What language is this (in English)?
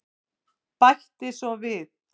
Icelandic